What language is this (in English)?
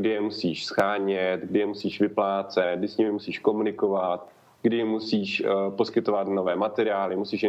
Czech